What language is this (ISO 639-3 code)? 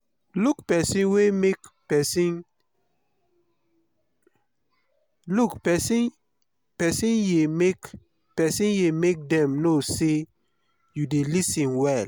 pcm